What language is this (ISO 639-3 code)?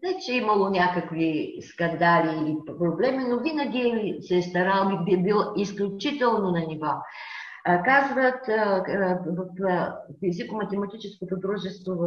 bul